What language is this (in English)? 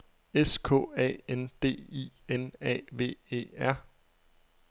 Danish